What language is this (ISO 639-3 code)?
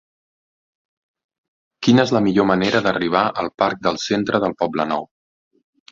cat